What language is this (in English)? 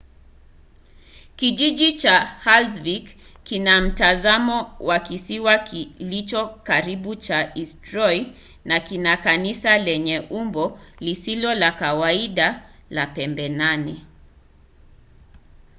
Swahili